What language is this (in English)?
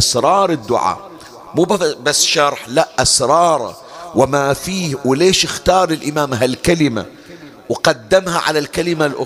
Arabic